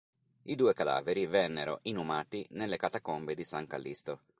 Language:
Italian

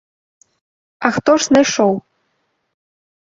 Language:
Belarusian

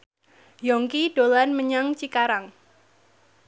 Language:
Javanese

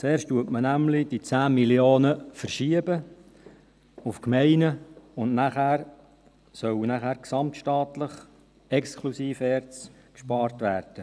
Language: Swiss German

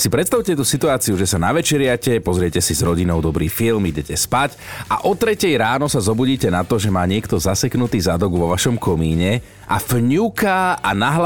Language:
Slovak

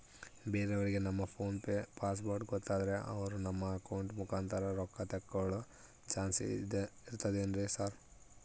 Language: Kannada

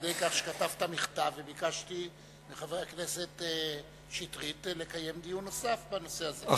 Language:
Hebrew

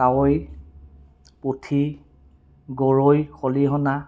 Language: Assamese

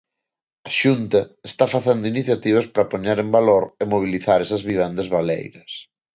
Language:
Galician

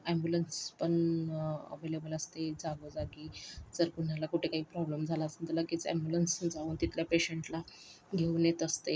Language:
Marathi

